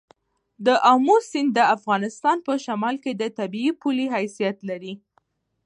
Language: Pashto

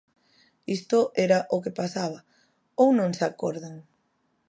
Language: Galician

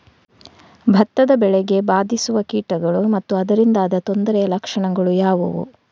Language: Kannada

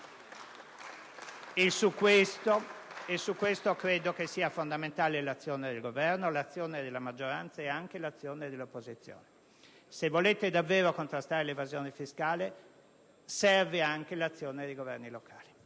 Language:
Italian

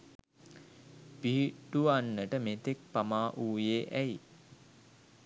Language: Sinhala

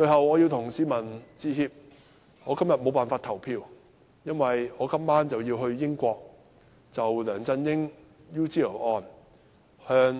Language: Cantonese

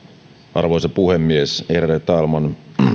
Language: Finnish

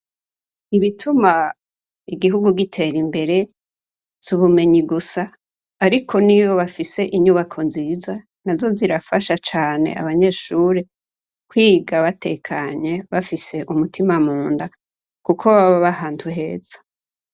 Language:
Rundi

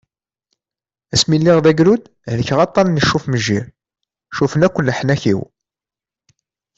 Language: Kabyle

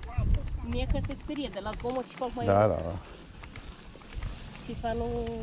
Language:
Romanian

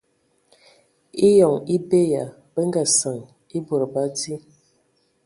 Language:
Ewondo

